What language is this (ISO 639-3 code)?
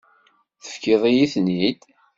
kab